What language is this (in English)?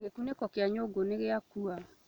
Kikuyu